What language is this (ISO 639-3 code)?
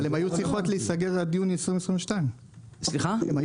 heb